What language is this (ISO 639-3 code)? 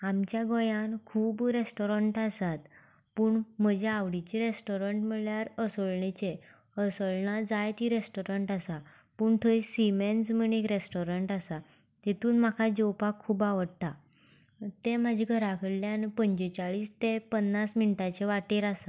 kok